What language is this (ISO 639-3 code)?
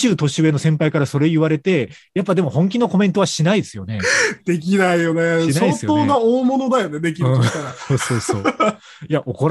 jpn